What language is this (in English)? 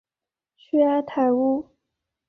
Chinese